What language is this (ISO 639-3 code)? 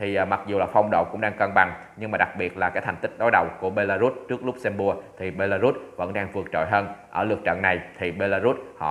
vie